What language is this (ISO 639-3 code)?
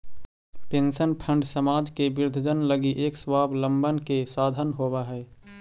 mag